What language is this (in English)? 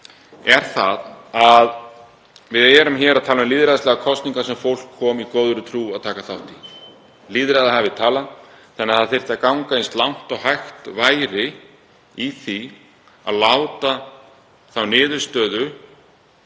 Icelandic